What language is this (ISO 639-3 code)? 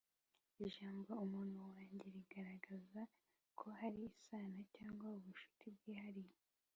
kin